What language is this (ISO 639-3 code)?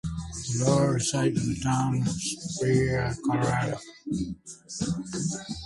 eng